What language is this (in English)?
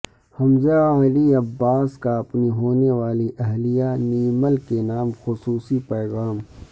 Urdu